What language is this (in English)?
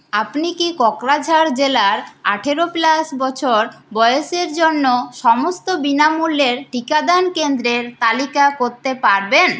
Bangla